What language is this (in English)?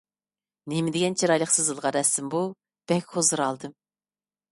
Uyghur